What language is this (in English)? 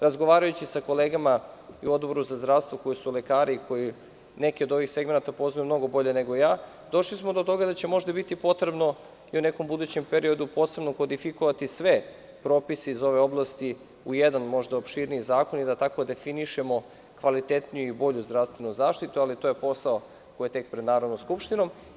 Serbian